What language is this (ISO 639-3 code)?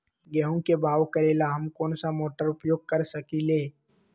mag